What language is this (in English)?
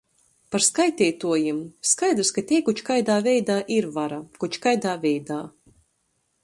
Latgalian